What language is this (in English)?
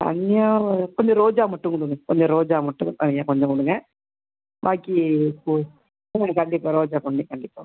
Tamil